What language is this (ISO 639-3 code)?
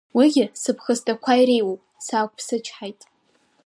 abk